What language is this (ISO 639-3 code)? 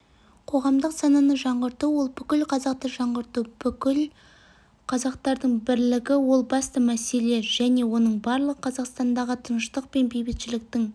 kaz